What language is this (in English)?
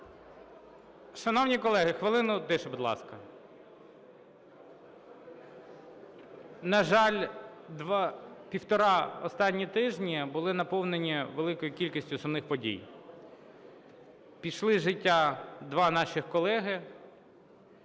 Ukrainian